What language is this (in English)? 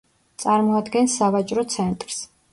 Georgian